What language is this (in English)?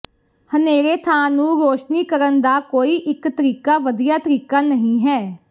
Punjabi